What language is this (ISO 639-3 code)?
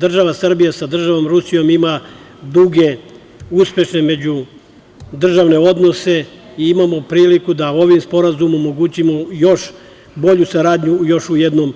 srp